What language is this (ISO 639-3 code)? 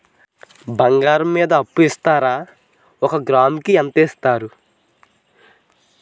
tel